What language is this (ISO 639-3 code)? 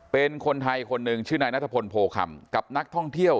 tha